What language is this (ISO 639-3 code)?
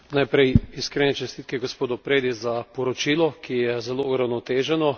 slv